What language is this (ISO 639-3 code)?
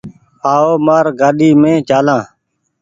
gig